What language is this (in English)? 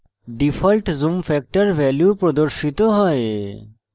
Bangla